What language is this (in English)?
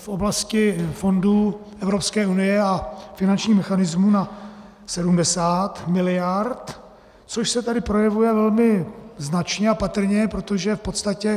Czech